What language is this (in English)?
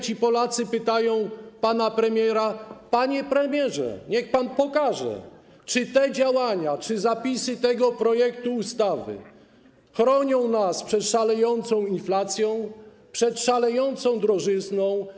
Polish